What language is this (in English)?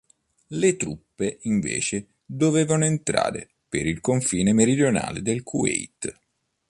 Italian